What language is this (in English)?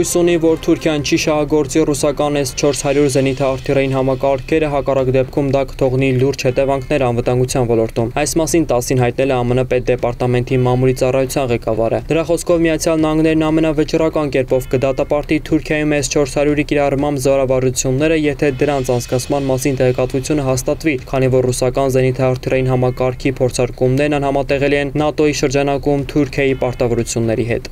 Romanian